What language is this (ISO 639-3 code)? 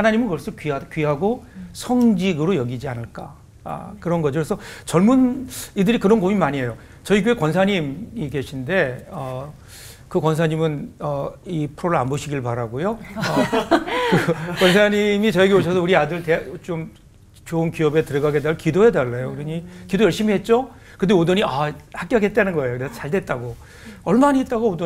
kor